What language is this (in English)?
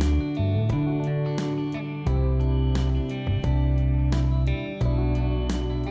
Vietnamese